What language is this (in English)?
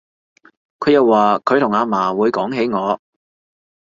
Cantonese